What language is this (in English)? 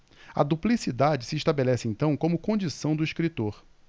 Portuguese